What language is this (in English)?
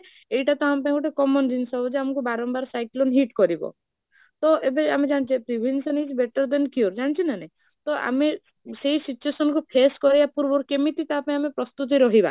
Odia